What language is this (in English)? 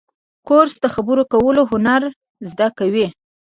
Pashto